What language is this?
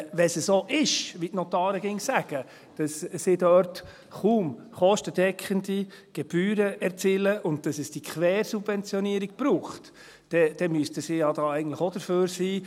Swiss German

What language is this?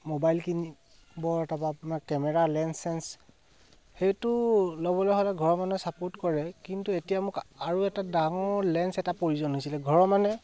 Assamese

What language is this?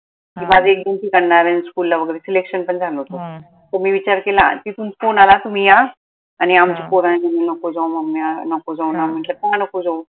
Marathi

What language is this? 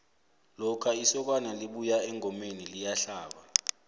South Ndebele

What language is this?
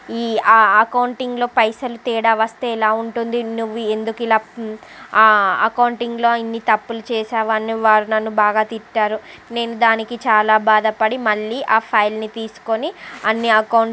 Telugu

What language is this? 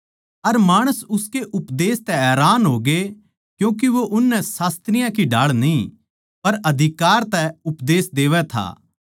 Haryanvi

